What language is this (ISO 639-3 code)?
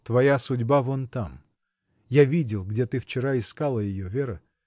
rus